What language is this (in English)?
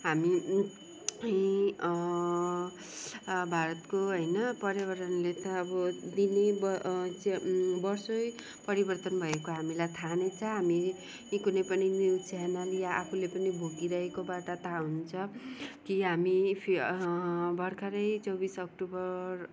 Nepali